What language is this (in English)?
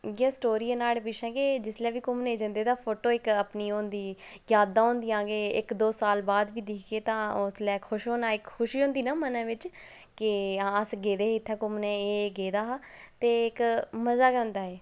Dogri